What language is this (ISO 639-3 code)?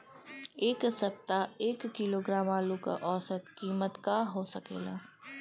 bho